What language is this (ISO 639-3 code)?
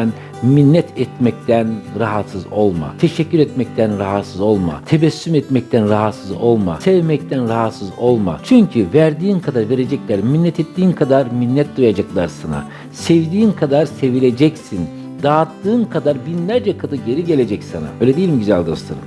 tur